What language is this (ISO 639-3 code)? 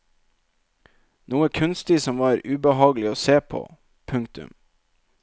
nor